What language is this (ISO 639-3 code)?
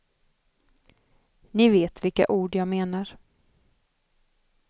swe